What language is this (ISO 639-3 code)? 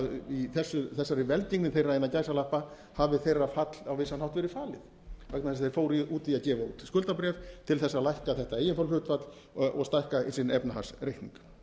isl